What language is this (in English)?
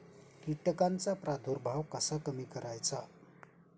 Marathi